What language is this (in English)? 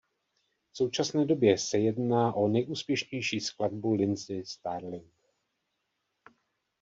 Czech